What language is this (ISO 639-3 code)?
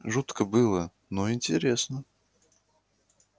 rus